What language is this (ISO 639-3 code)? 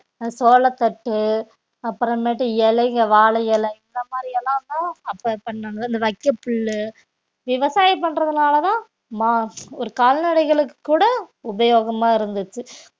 tam